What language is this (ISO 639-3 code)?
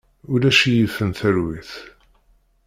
kab